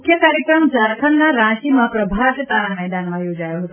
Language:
Gujarati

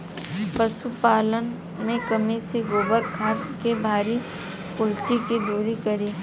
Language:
Bhojpuri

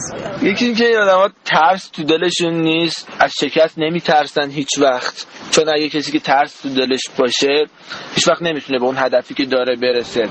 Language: Persian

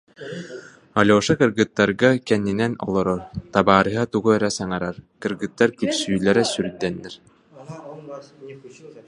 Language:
Yakut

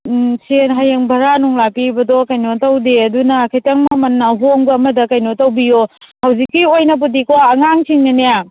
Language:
Manipuri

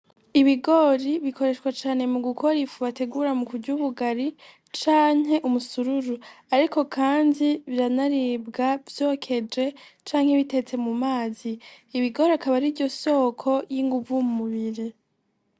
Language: Rundi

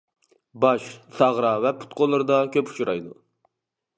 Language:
Uyghur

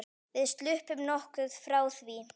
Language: Icelandic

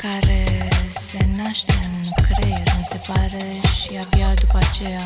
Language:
Romanian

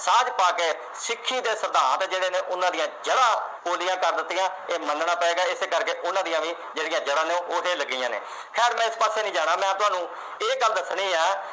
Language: Punjabi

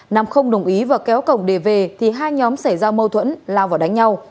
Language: Vietnamese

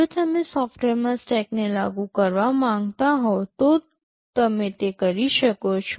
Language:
Gujarati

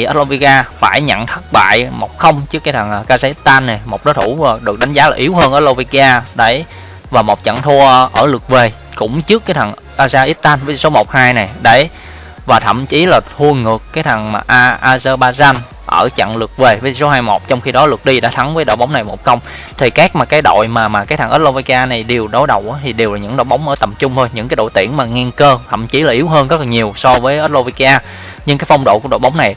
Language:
Vietnamese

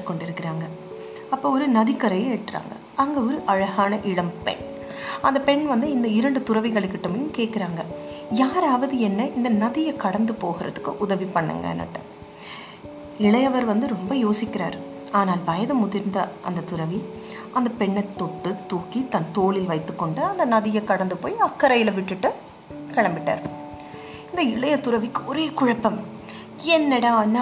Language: Tamil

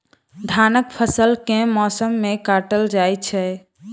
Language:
Maithili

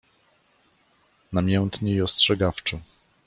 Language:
Polish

